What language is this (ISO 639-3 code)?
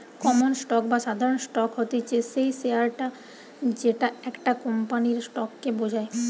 ben